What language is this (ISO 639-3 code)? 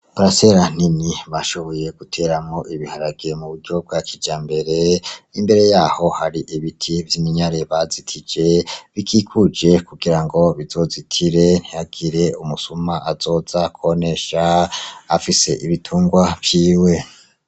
run